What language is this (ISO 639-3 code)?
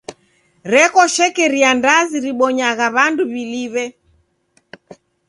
dav